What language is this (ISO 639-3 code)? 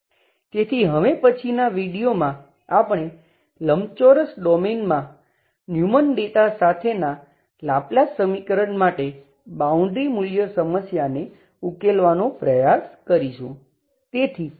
guj